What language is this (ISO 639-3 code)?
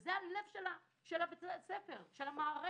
heb